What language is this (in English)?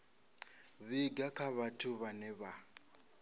Venda